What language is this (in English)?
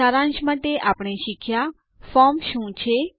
Gujarati